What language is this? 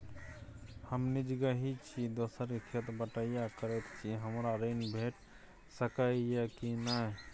Maithili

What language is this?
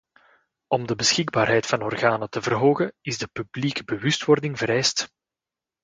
Dutch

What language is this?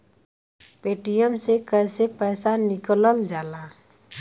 Bhojpuri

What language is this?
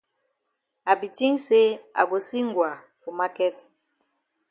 Cameroon Pidgin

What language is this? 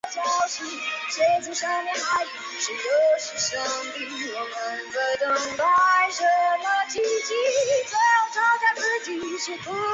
Chinese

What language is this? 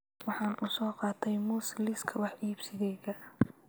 Somali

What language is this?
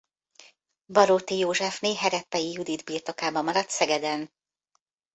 Hungarian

